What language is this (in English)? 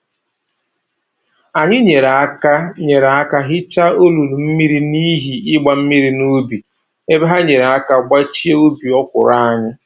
Igbo